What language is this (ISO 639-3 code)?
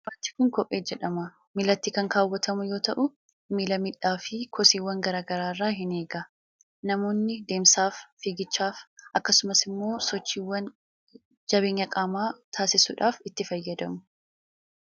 orm